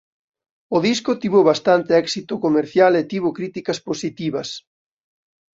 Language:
Galician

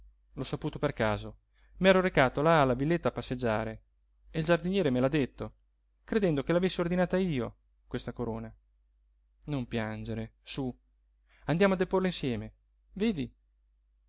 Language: Italian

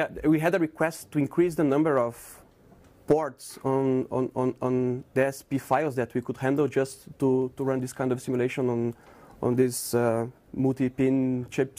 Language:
English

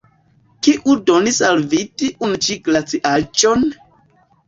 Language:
Esperanto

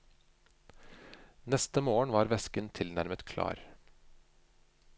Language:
Norwegian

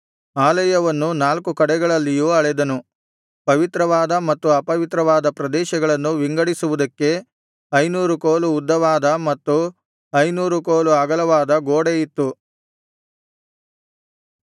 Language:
Kannada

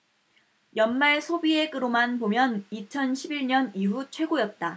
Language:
Korean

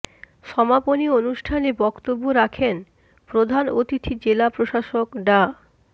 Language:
Bangla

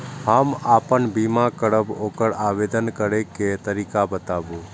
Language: Maithili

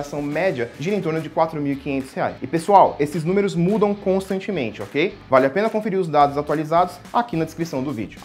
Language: Portuguese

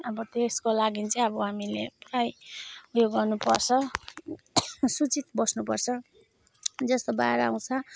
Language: Nepali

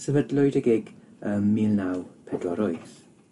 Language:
Welsh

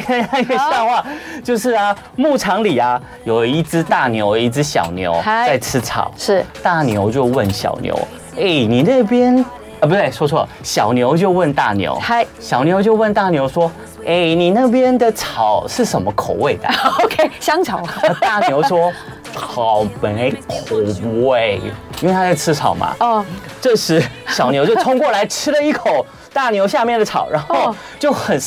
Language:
Chinese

